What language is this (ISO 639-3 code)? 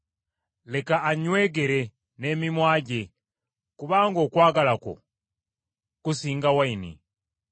lug